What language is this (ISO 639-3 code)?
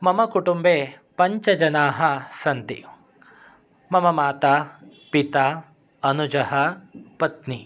san